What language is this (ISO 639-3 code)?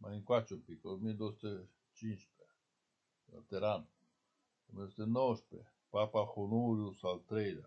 ron